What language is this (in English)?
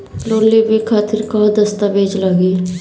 Bhojpuri